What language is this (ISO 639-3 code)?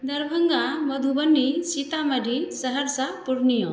mai